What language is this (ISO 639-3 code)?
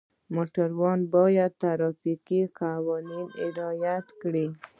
pus